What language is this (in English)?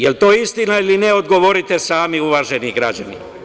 Serbian